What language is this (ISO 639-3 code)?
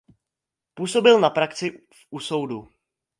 ces